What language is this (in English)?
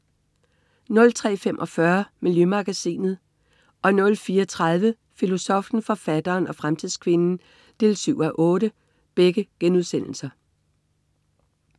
Danish